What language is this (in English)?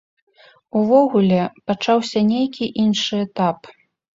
Belarusian